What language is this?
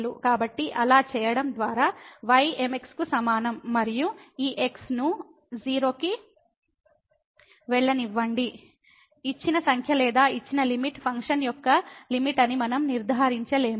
Telugu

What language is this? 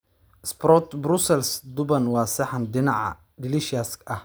Somali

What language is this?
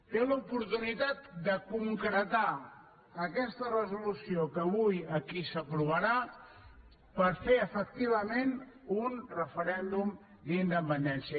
Catalan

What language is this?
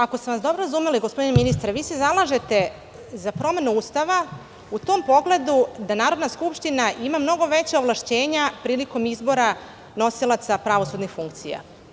Serbian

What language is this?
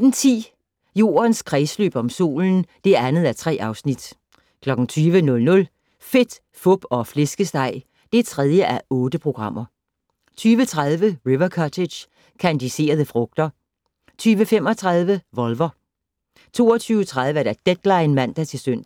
Danish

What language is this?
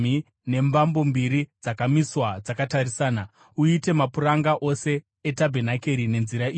Shona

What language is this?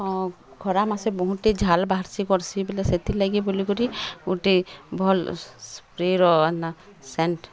Odia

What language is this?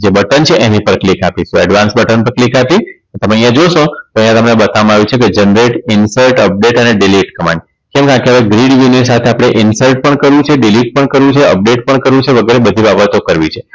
Gujarati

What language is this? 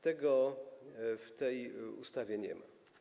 Polish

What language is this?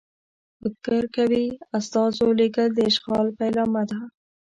Pashto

